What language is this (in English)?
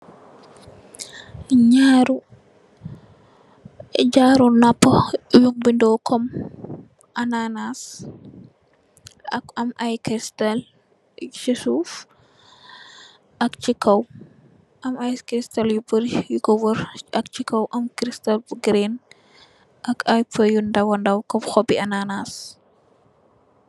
Wolof